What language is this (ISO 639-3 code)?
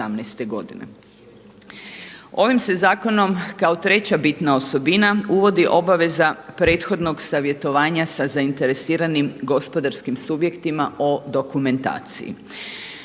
hrv